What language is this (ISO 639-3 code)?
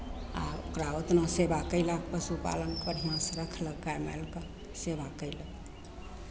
mai